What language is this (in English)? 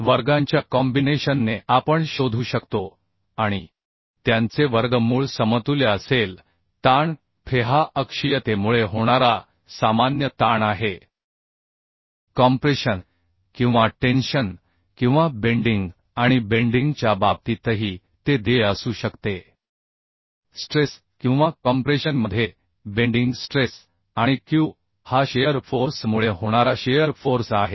Marathi